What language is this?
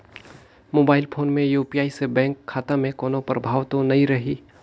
Chhattisgarhi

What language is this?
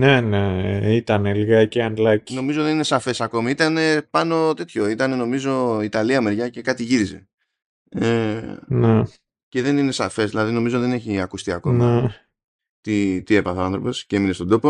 Greek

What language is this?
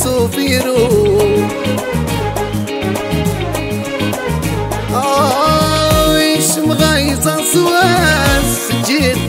Arabic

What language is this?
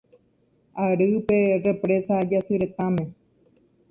Guarani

